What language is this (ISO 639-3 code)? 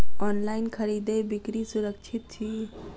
mai